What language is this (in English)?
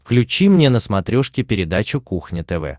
Russian